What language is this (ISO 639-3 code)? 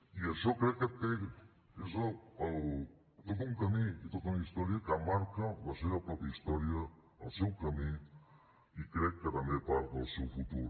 cat